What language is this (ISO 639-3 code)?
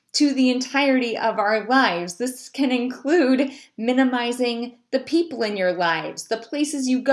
eng